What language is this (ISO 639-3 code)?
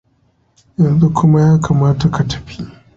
hau